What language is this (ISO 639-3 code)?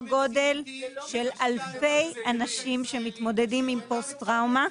heb